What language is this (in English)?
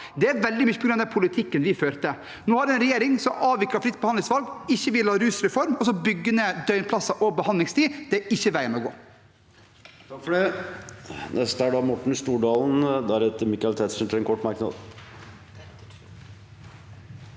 Norwegian